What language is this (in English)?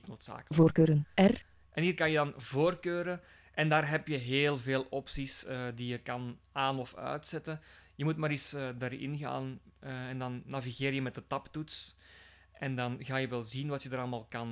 Dutch